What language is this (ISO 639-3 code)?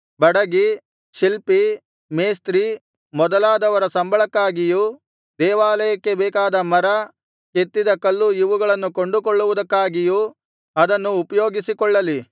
kan